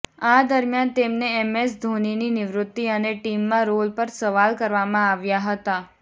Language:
Gujarati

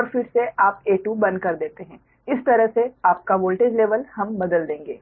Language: Hindi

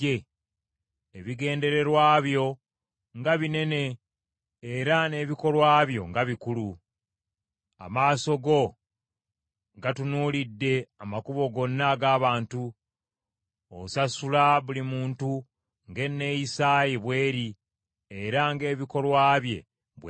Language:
Ganda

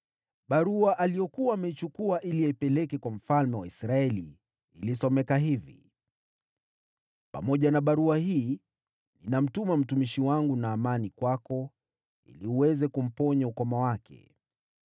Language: Swahili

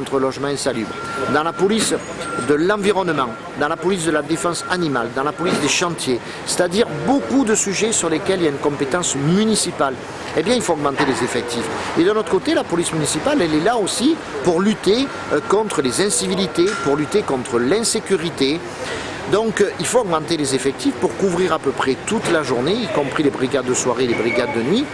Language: French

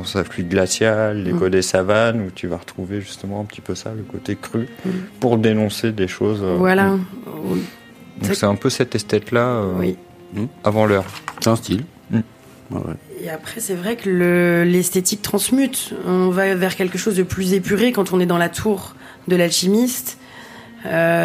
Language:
French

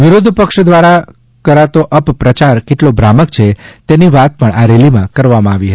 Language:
Gujarati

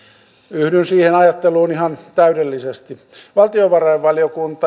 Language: Finnish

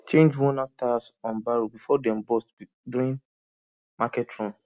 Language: Nigerian Pidgin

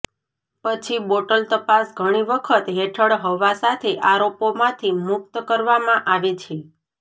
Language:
Gujarati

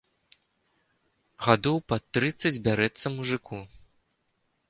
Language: Belarusian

